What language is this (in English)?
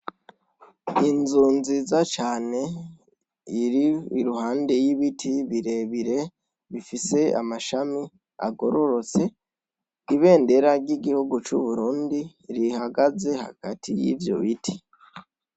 Rundi